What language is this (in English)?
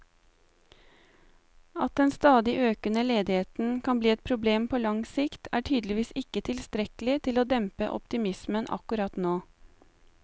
Norwegian